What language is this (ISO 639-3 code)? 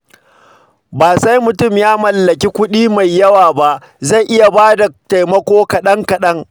hau